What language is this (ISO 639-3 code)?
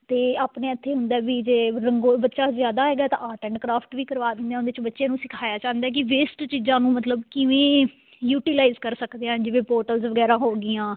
pan